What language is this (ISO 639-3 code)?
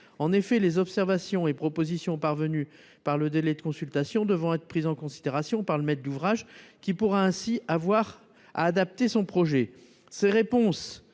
fra